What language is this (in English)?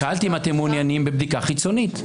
Hebrew